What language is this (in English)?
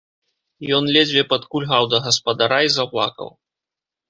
Belarusian